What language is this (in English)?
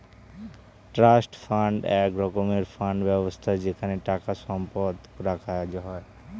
Bangla